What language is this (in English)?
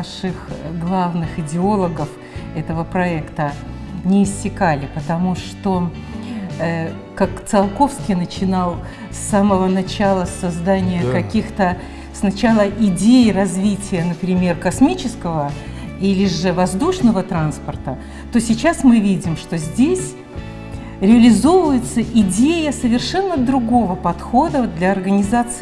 Russian